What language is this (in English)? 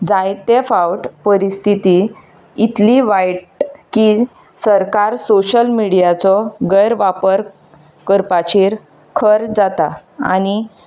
Konkani